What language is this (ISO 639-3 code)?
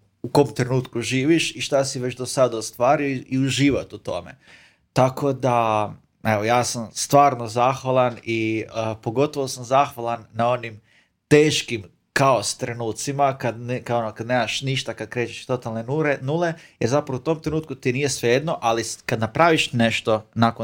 hrv